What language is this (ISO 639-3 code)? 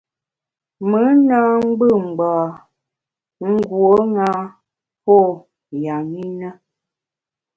bax